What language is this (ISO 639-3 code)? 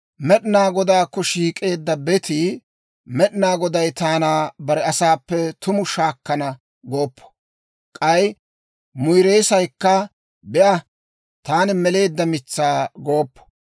dwr